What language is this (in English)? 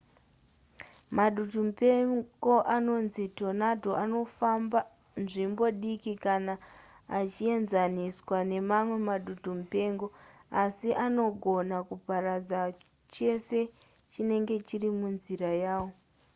Shona